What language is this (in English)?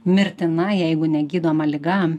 Lithuanian